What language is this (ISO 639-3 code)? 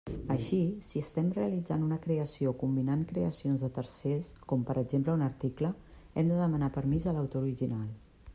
cat